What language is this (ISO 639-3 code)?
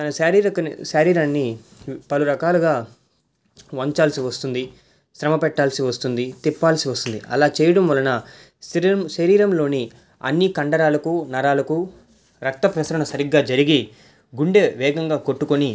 tel